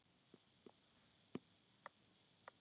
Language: Icelandic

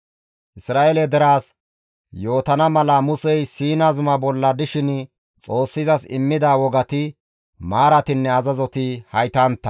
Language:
Gamo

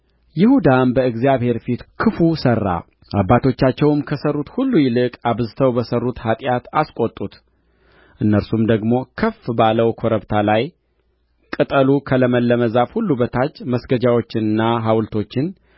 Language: Amharic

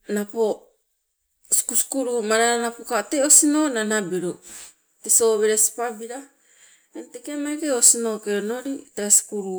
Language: Sibe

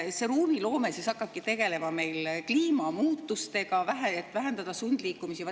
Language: Estonian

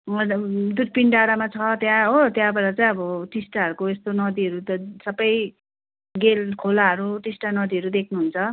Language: Nepali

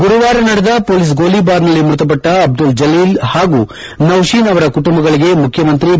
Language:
Kannada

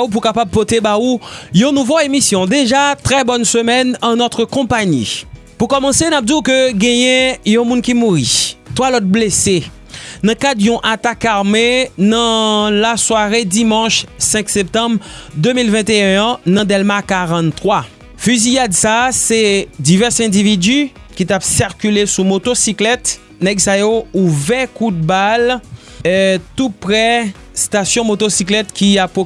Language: French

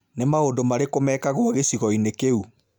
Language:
Kikuyu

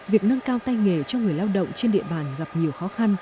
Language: Vietnamese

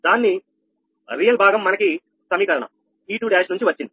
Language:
Telugu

